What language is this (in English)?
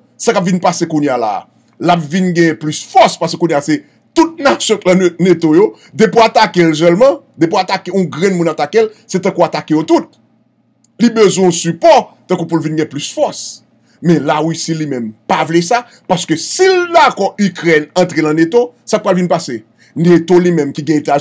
French